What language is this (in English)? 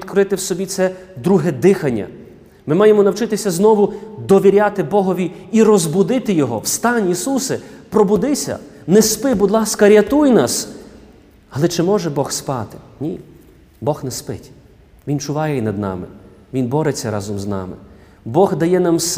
Ukrainian